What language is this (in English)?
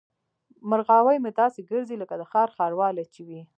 Pashto